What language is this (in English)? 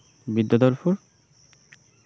Santali